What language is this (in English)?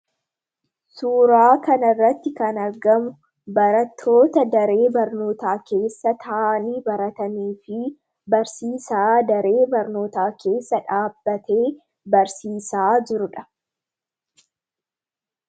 Oromo